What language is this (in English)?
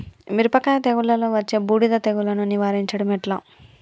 Telugu